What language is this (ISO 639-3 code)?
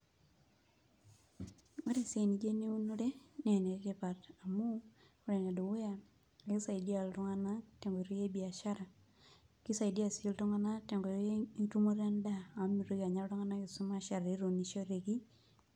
mas